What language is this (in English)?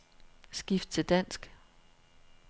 Danish